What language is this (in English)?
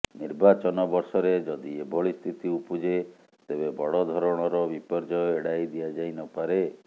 Odia